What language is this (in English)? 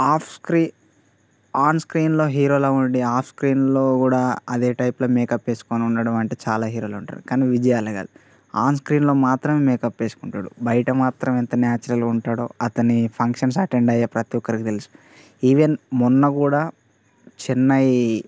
Telugu